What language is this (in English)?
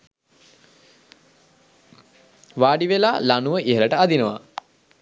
Sinhala